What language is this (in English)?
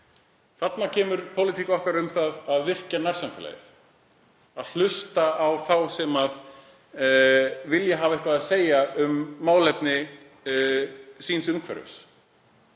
Icelandic